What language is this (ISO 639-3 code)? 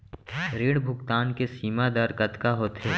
hne